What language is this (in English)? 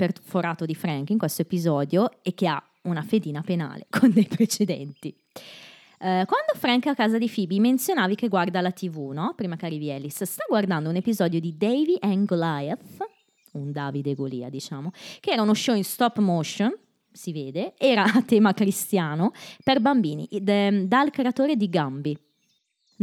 Italian